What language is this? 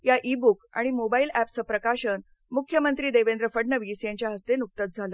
Marathi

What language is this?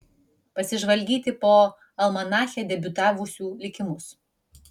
Lithuanian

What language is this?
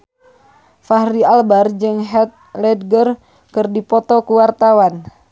Sundanese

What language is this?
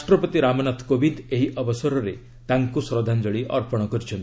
Odia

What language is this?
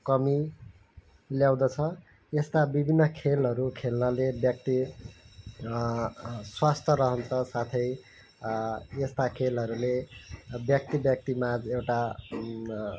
Nepali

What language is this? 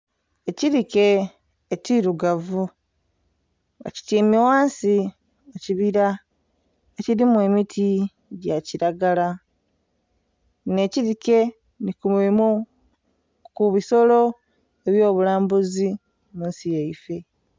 Soga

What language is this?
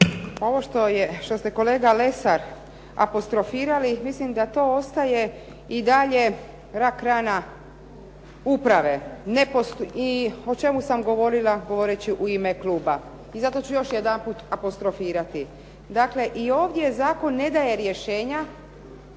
Croatian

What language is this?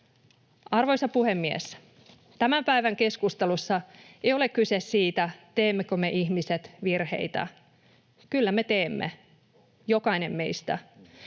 Finnish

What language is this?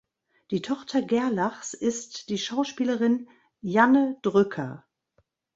German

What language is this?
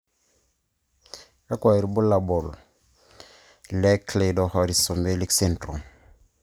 Masai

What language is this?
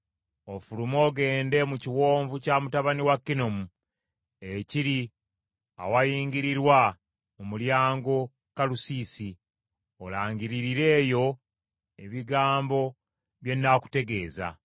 Ganda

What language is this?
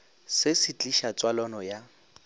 Northern Sotho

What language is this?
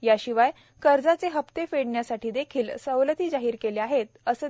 Marathi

